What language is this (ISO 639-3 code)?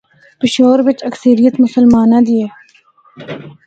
hno